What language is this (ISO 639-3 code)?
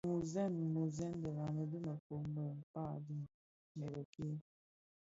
ksf